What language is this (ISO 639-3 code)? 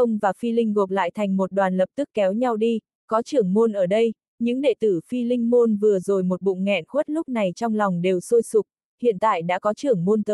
vie